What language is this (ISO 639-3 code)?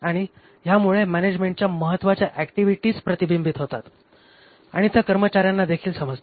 mar